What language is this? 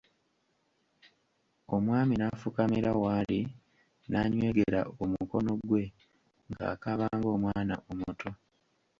Ganda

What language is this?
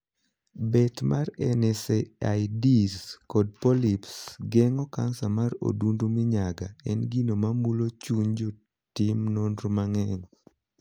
Luo (Kenya and Tanzania)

